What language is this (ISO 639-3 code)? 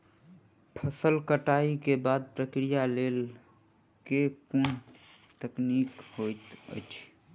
mai